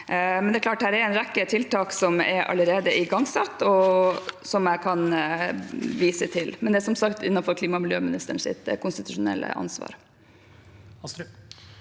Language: Norwegian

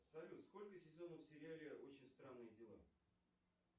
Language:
Russian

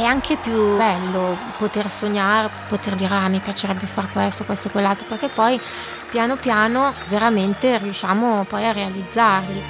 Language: Italian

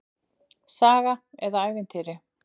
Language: Icelandic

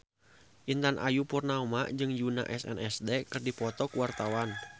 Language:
Sundanese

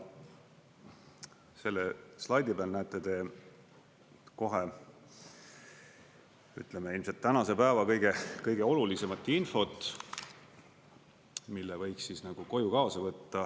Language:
Estonian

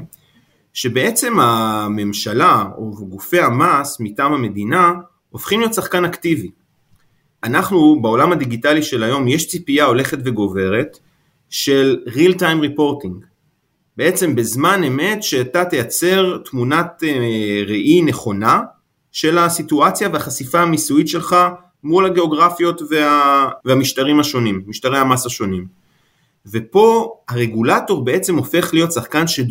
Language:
Hebrew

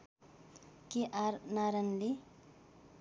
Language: Nepali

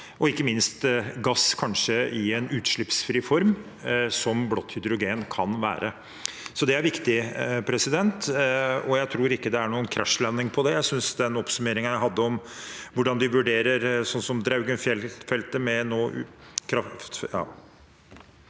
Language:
Norwegian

